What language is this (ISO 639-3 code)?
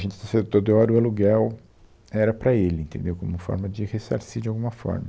por